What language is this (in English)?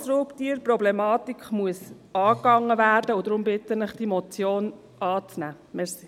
Swiss German